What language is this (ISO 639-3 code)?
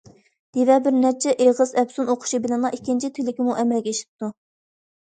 uig